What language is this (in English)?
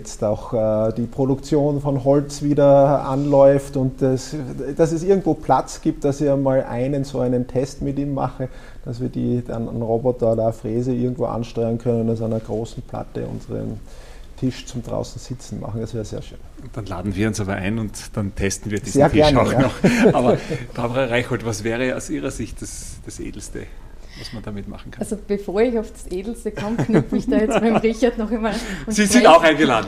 German